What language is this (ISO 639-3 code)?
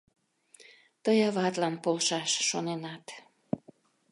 chm